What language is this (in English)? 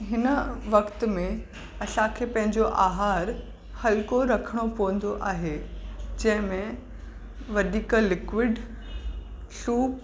Sindhi